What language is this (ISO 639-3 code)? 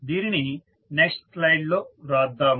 tel